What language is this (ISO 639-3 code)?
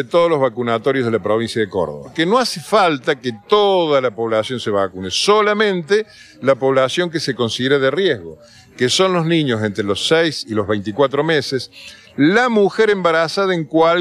spa